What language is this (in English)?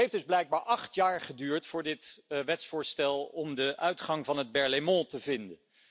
Dutch